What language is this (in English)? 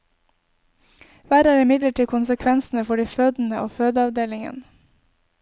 Norwegian